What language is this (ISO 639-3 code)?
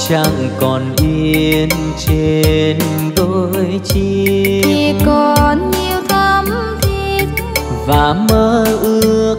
vie